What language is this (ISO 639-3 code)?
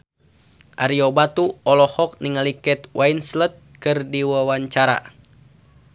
sun